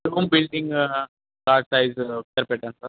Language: Telugu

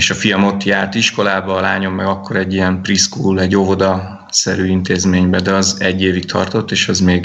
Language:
Hungarian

